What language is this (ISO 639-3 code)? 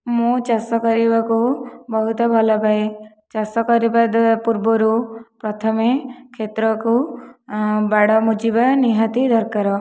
ori